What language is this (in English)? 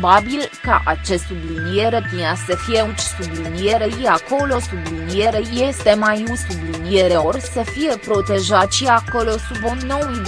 Romanian